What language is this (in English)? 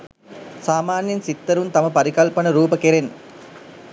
Sinhala